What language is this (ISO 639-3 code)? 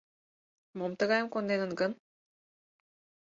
chm